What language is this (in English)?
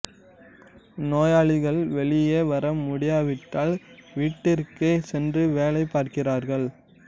Tamil